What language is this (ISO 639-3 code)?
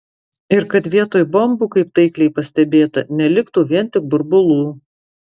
lit